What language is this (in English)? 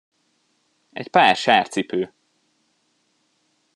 Hungarian